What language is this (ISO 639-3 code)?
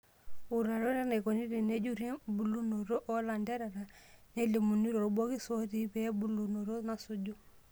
mas